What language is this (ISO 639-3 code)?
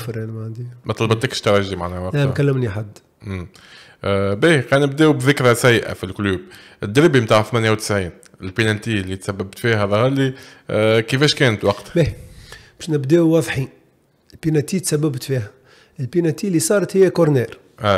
ara